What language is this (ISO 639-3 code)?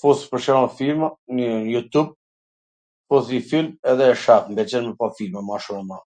aln